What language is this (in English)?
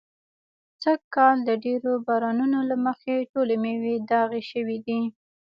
Pashto